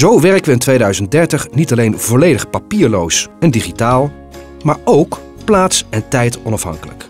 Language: Dutch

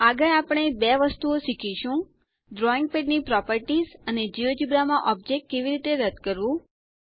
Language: Gujarati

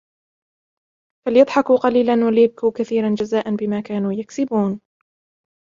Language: Arabic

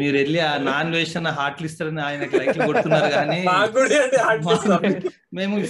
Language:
Telugu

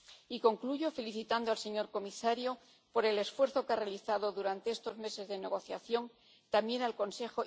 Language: Spanish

